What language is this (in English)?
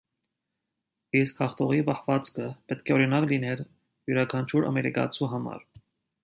Armenian